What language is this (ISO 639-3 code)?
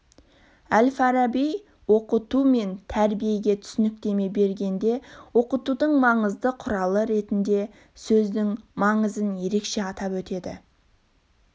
kaz